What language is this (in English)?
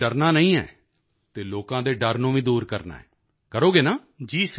Punjabi